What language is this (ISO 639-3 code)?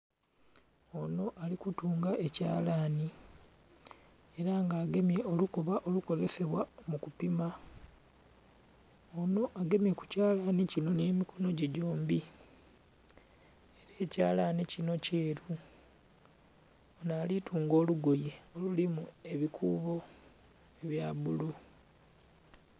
xog